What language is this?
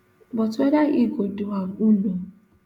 Nigerian Pidgin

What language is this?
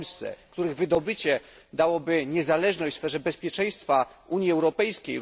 Polish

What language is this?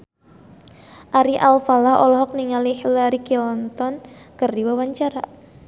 Sundanese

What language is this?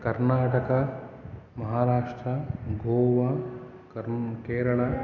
Sanskrit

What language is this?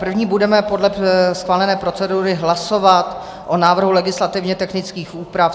Czech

